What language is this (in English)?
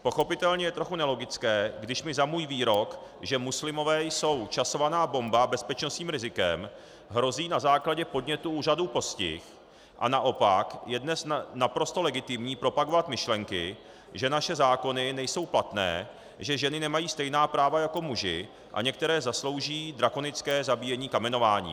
Czech